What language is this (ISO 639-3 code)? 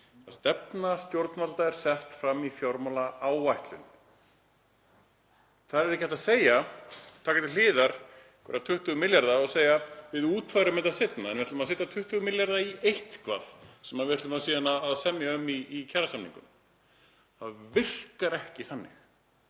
isl